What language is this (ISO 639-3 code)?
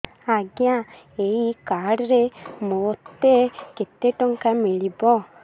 ori